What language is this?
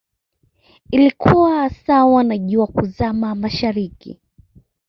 Swahili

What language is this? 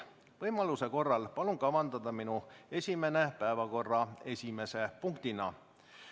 Estonian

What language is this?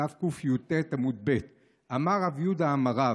Hebrew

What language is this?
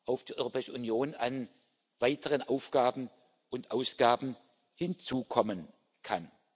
German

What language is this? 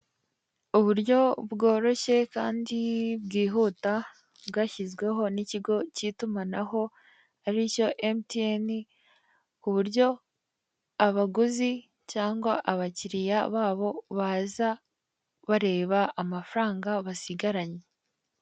Kinyarwanda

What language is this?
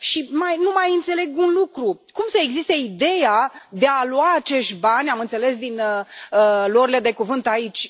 Romanian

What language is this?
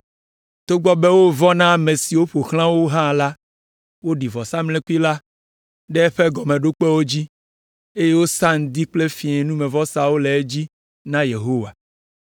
Ewe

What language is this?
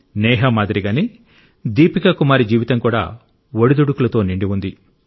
Telugu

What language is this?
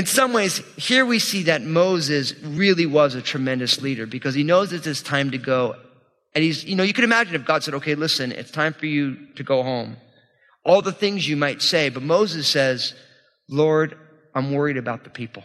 English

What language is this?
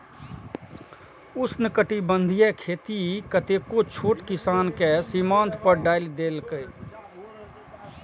Maithili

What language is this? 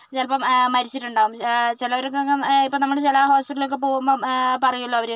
Malayalam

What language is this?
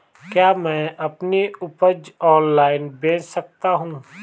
Hindi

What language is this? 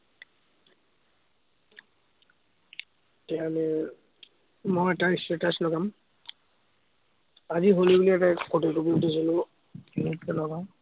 Assamese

